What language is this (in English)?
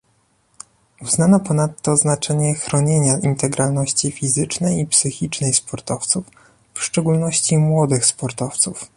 Polish